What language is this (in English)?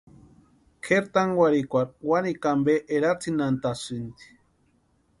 Western Highland Purepecha